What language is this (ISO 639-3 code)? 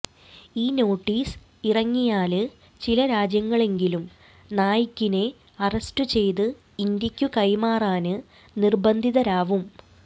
mal